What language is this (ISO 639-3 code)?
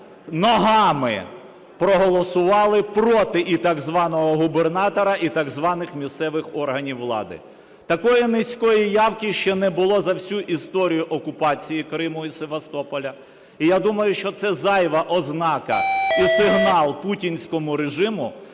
ukr